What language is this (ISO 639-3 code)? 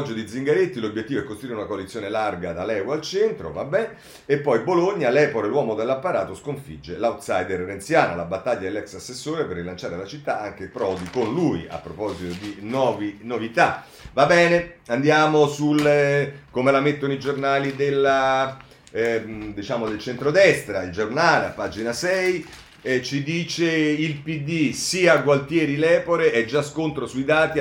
ita